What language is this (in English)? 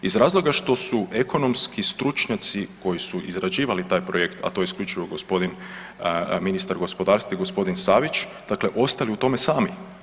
Croatian